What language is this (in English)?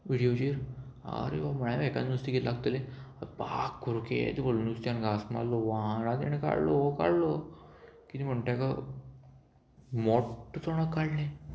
Konkani